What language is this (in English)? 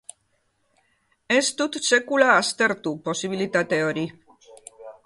Basque